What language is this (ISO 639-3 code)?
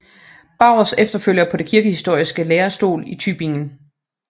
dan